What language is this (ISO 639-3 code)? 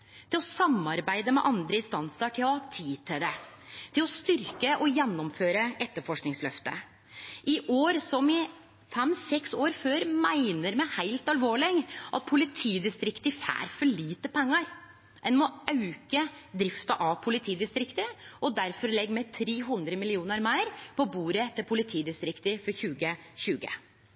nno